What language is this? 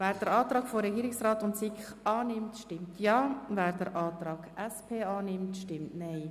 Swiss German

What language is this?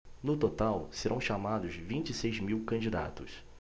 Portuguese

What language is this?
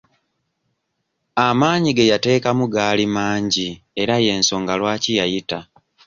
Ganda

